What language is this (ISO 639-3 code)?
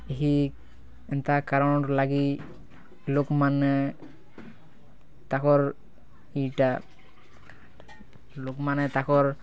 ori